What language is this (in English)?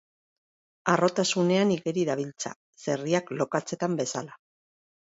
Basque